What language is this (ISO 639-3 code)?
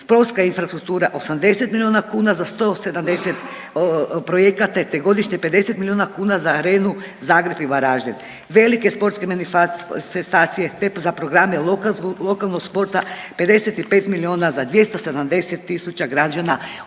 hrv